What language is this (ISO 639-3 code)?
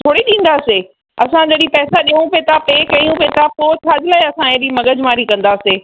snd